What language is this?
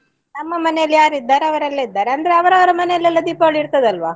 Kannada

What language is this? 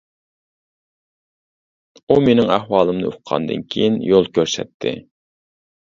Uyghur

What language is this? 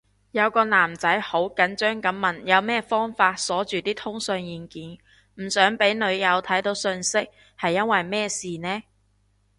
Cantonese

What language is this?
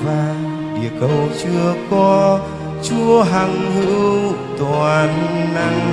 Vietnamese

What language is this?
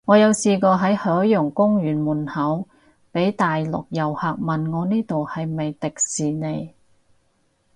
Cantonese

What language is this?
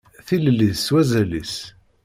Kabyle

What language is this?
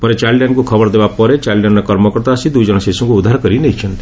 Odia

